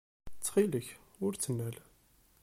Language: Kabyle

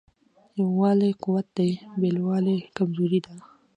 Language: Pashto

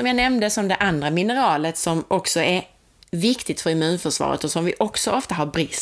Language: Swedish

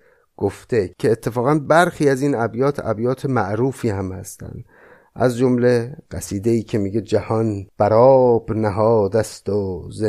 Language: Persian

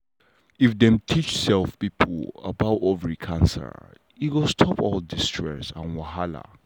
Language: Nigerian Pidgin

